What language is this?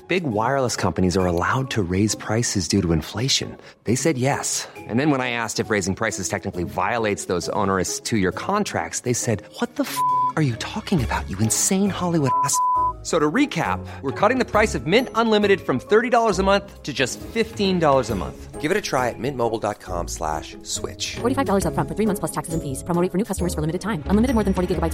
Filipino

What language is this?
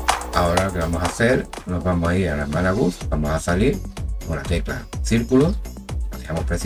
Spanish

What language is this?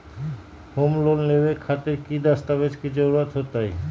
Magahi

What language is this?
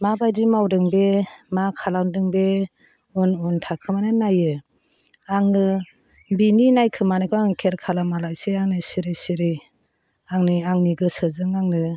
Bodo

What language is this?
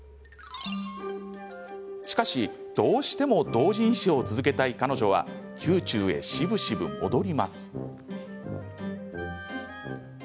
Japanese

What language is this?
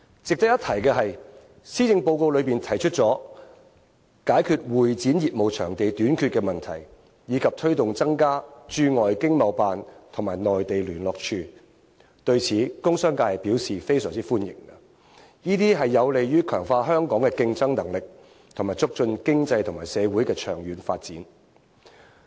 Cantonese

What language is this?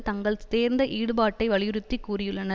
Tamil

